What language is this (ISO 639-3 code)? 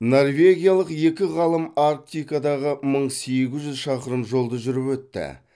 kaz